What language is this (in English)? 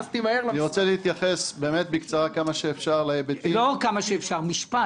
Hebrew